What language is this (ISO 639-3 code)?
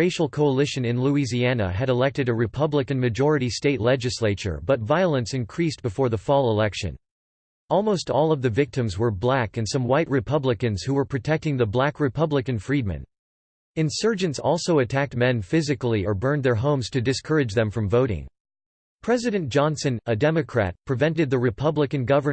eng